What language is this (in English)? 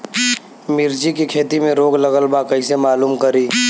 Bhojpuri